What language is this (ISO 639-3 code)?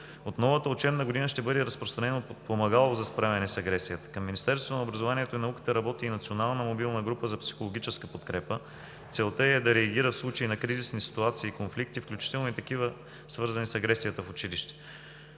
bul